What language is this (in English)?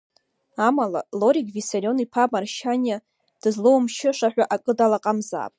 Abkhazian